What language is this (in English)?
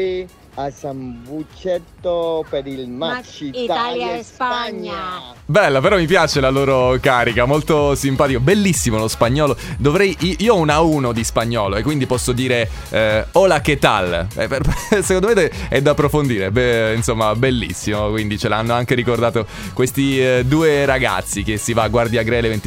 Italian